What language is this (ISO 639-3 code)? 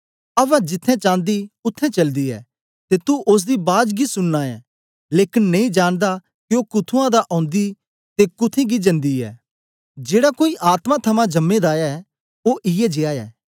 doi